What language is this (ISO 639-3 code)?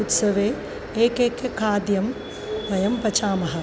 san